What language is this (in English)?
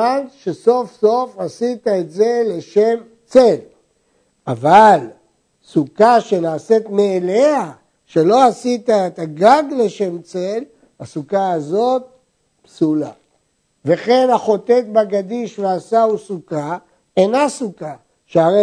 Hebrew